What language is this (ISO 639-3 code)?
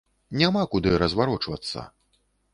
bel